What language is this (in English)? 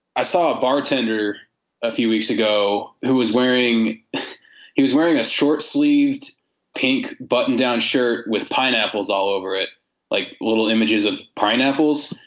English